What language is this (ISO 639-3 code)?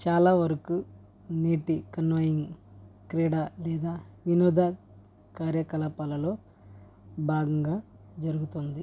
tel